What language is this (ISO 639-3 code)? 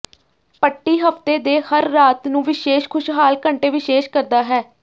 pan